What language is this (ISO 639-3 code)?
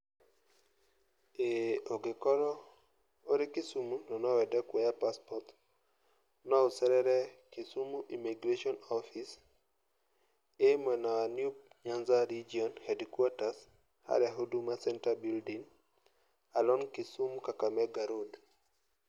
kik